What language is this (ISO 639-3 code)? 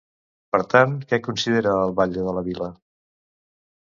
cat